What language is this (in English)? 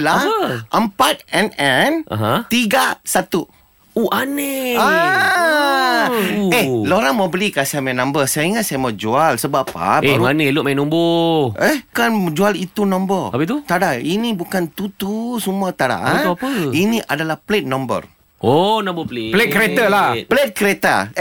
Malay